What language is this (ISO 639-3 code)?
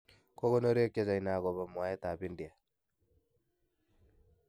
kln